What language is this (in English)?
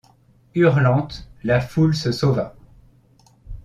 French